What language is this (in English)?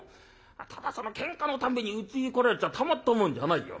Japanese